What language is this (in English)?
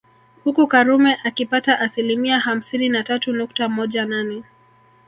Swahili